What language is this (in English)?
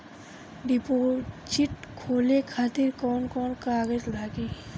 Bhojpuri